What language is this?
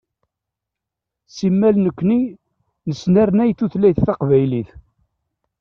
Kabyle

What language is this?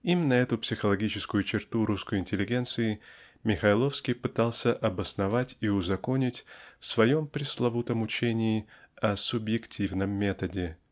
Russian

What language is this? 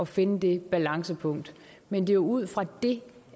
Danish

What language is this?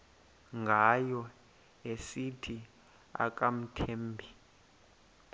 Xhosa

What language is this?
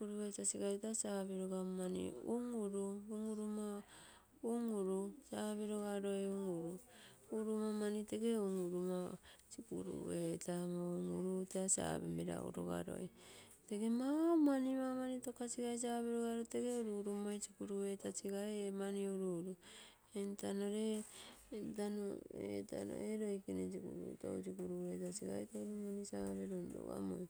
Terei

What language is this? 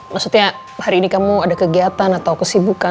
Indonesian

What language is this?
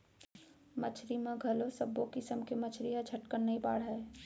Chhattisgarhi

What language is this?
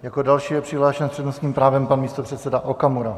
Czech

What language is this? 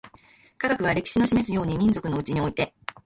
Japanese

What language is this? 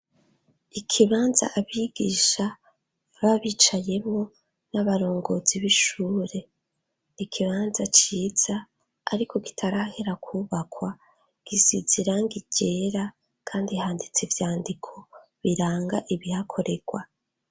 Rundi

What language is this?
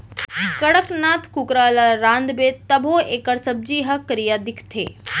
Chhattisgarhi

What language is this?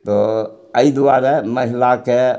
Maithili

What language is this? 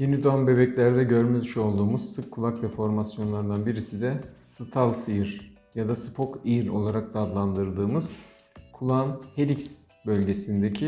Turkish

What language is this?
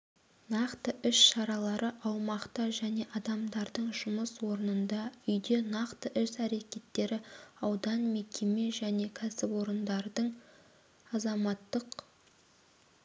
Kazakh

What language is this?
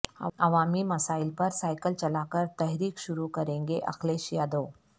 Urdu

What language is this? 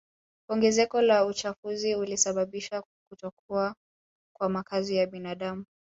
Swahili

